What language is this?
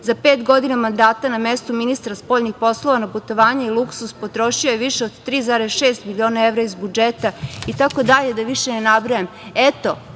Serbian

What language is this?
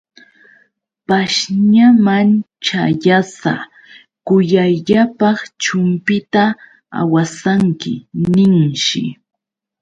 Yauyos Quechua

